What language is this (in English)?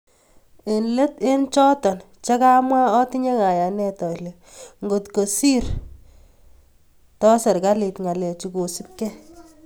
Kalenjin